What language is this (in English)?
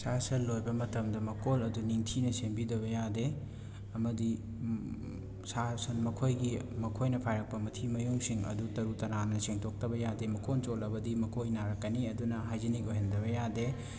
Manipuri